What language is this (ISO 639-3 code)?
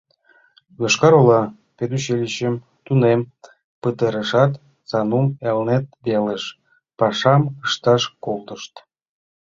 chm